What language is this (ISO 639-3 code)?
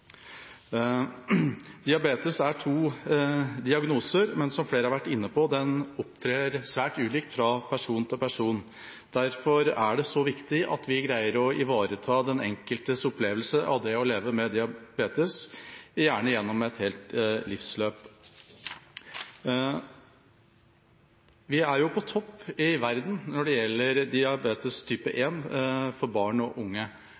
nob